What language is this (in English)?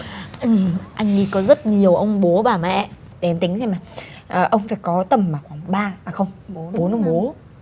Vietnamese